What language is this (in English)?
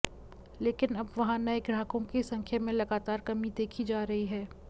Hindi